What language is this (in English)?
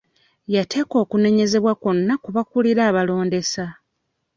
Ganda